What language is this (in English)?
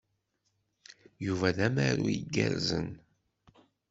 Kabyle